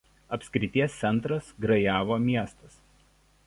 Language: Lithuanian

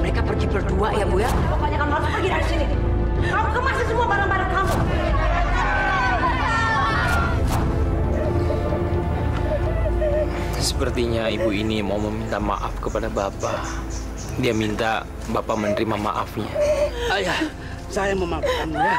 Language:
Indonesian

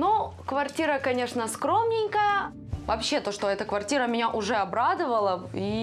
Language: Russian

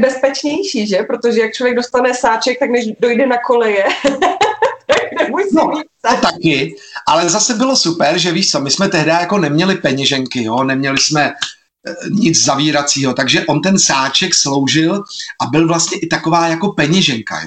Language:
Czech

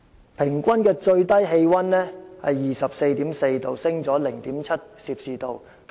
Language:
Cantonese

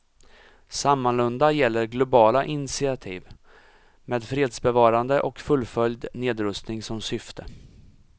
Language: Swedish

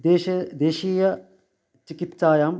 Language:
Sanskrit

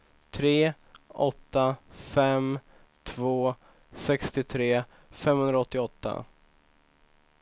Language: Swedish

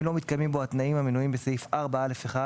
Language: Hebrew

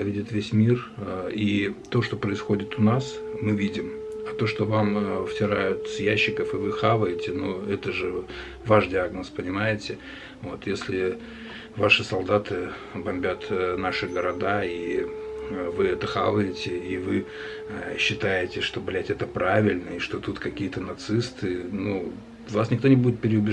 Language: Russian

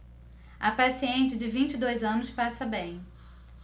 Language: Portuguese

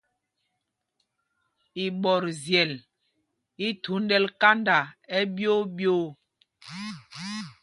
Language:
Mpumpong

